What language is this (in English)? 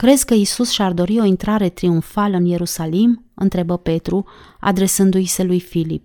Romanian